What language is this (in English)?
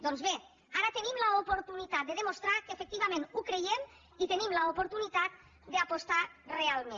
Catalan